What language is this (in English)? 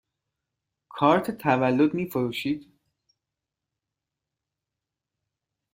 Persian